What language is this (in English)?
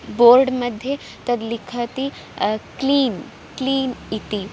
Sanskrit